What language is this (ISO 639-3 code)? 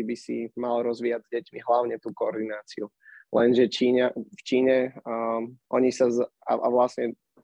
slk